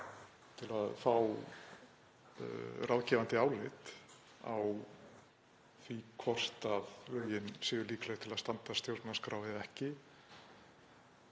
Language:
Icelandic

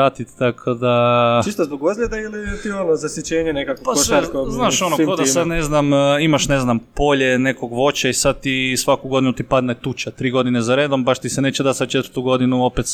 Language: Croatian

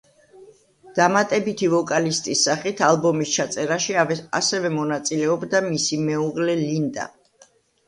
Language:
Georgian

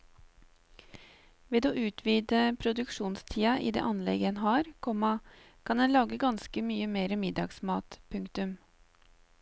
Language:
Norwegian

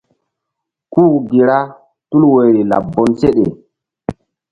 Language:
Mbum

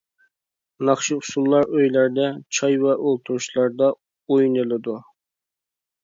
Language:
Uyghur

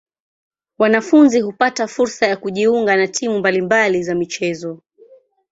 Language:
Swahili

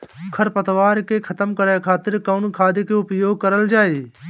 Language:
Bhojpuri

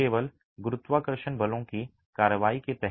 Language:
Hindi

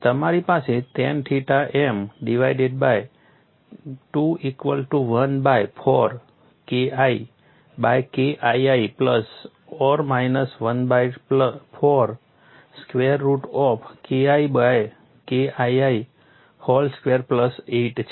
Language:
Gujarati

